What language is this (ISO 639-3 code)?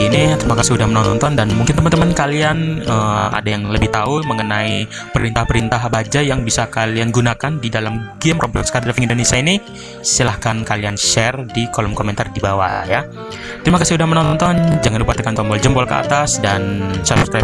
ind